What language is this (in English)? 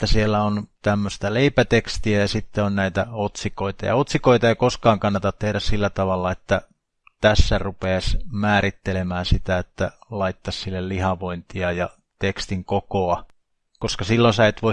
Finnish